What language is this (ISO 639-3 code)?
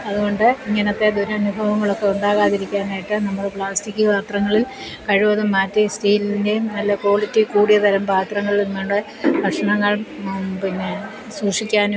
mal